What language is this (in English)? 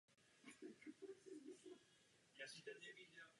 Czech